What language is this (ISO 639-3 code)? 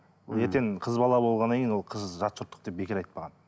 kaz